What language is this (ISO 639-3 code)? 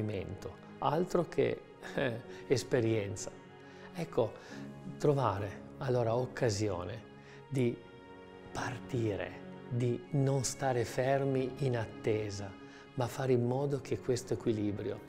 ita